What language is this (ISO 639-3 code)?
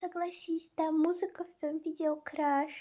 rus